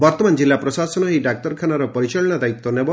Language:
Odia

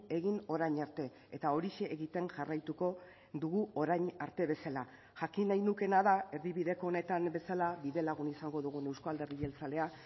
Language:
Basque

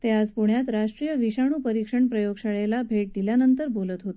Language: Marathi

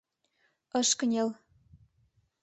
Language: Mari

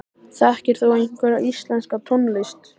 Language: Icelandic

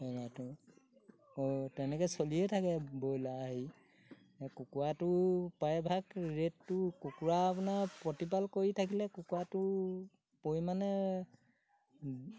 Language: Assamese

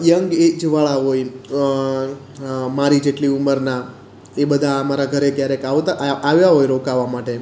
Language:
Gujarati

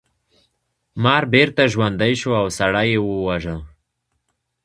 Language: Pashto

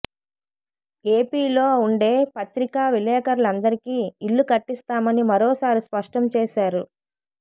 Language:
Telugu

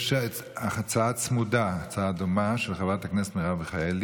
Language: Hebrew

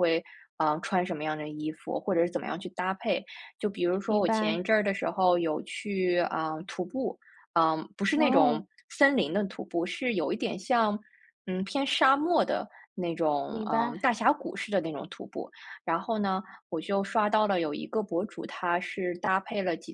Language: Chinese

